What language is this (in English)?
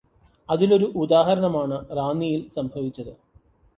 Malayalam